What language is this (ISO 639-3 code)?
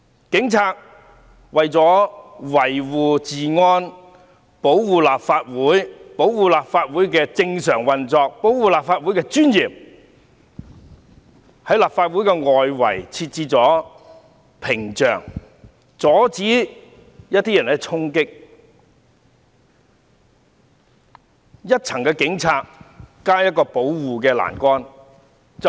yue